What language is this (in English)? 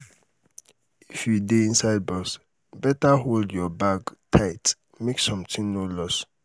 Nigerian Pidgin